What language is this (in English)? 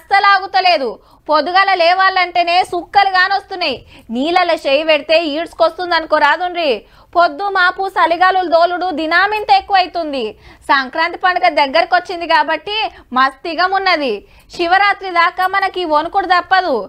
Telugu